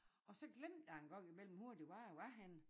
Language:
Danish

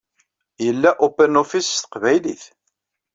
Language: Kabyle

